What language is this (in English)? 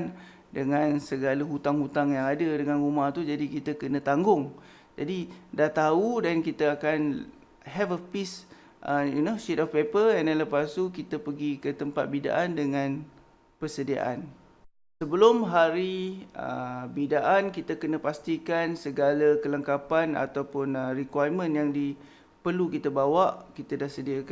Malay